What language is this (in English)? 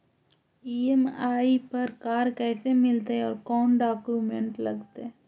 Magahi